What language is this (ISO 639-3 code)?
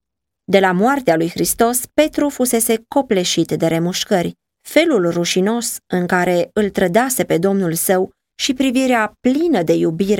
ron